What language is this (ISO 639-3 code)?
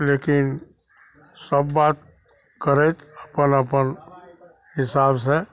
mai